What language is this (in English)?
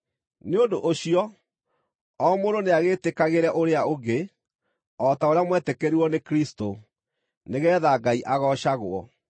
Kikuyu